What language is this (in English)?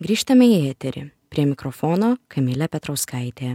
Lithuanian